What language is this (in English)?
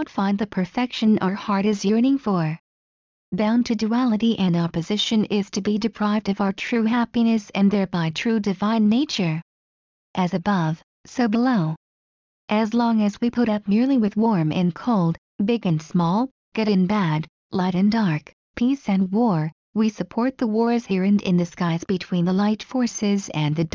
English